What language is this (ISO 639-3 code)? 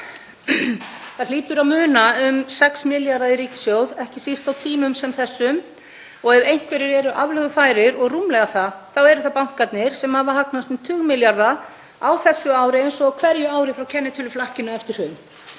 isl